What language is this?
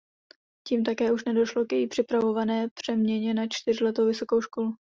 Czech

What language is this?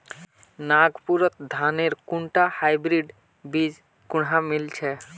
Magahi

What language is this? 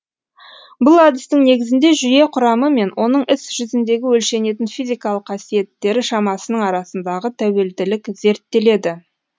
Kazakh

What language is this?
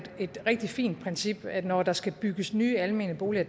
Danish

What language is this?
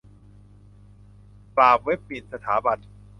Thai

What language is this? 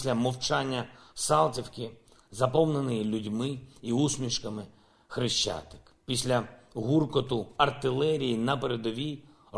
Ukrainian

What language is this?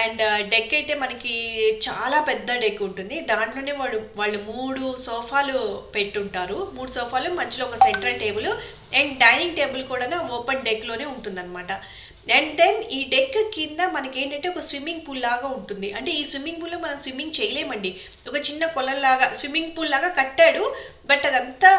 Telugu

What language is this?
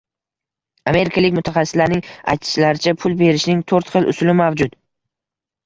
Uzbek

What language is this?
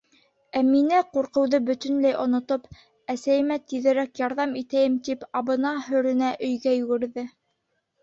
Bashkir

